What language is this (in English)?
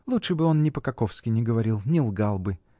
Russian